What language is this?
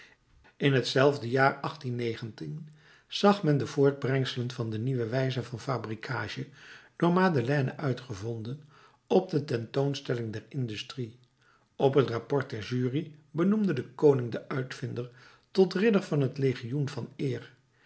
Dutch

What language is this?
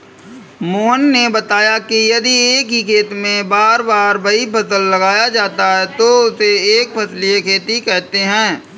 Hindi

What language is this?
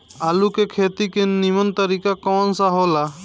Bhojpuri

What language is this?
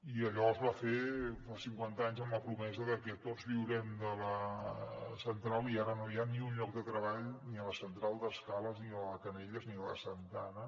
Catalan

